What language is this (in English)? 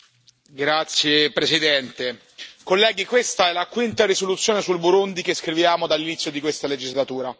Italian